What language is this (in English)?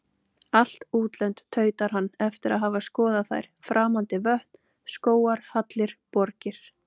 Icelandic